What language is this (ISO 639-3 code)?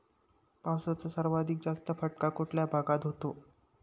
mar